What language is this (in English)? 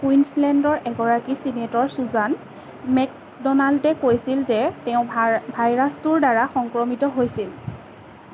Assamese